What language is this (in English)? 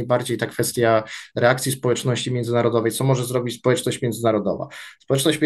Polish